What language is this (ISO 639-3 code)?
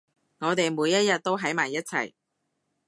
yue